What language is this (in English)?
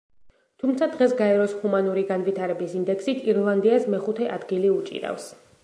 Georgian